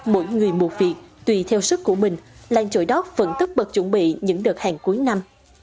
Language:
Vietnamese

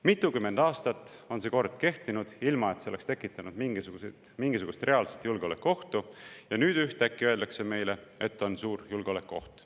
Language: Estonian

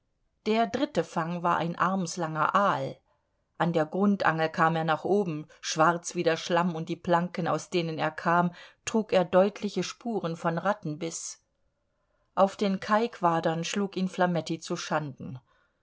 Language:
German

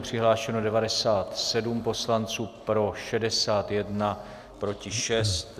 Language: Czech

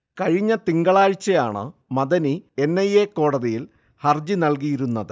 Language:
Malayalam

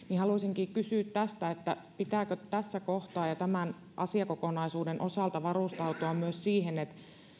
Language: Finnish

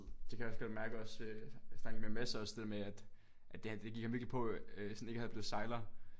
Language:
Danish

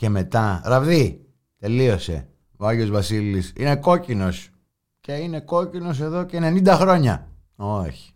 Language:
Greek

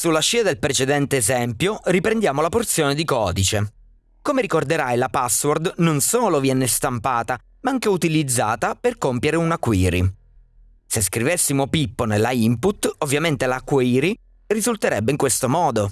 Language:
Italian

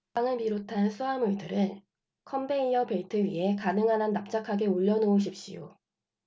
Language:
Korean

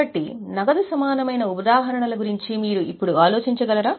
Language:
Telugu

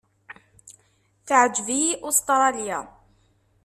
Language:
Kabyle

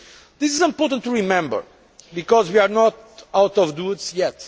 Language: English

